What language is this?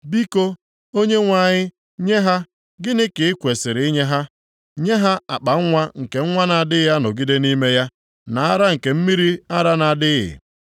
Igbo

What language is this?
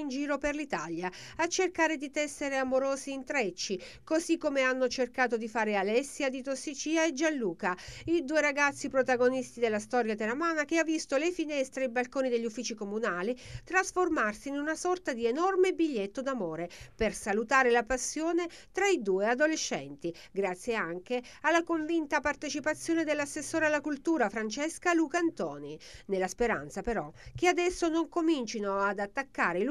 Italian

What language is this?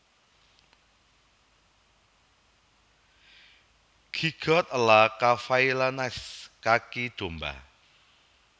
Javanese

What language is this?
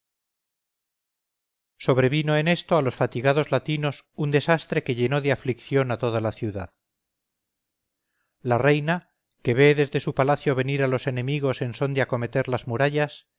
Spanish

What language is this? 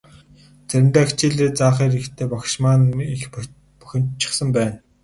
Mongolian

